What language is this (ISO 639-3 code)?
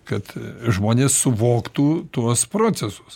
lit